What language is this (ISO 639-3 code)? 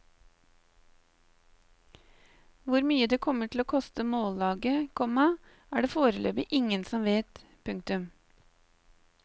nor